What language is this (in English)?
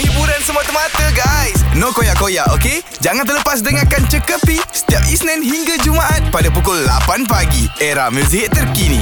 Malay